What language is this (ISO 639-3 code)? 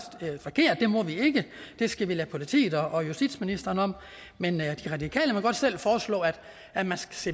dan